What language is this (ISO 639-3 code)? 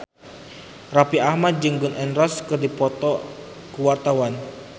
sun